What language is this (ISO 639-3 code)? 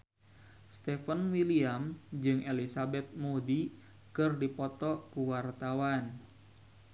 sun